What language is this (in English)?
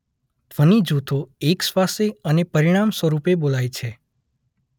Gujarati